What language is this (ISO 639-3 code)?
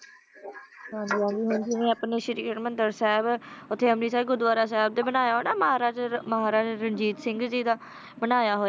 pan